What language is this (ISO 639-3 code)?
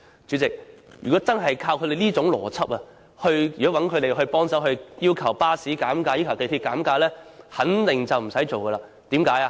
yue